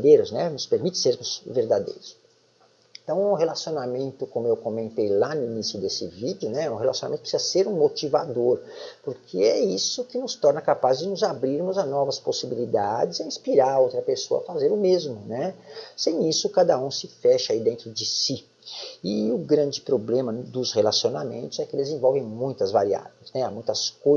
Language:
Portuguese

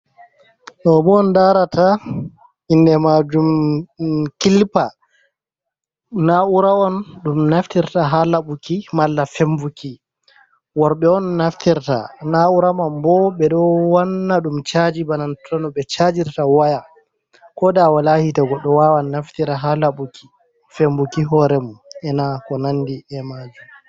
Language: Fula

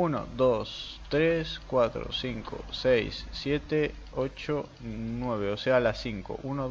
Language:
Spanish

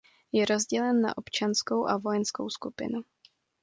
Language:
Czech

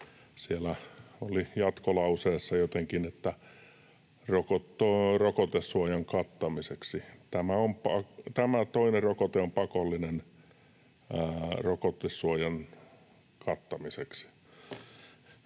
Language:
Finnish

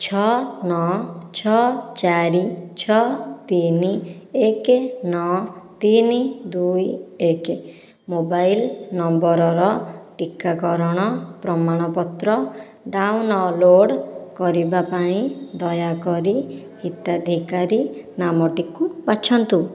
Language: Odia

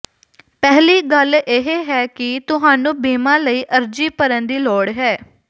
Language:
Punjabi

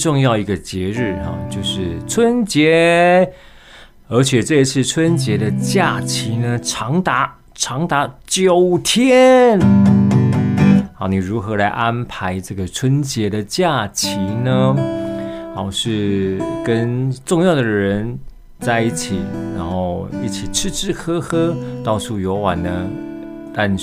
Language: Chinese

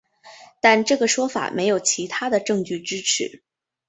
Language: Chinese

